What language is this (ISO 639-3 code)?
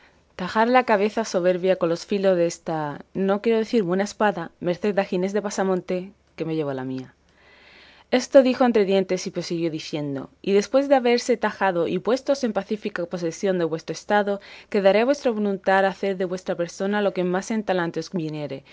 spa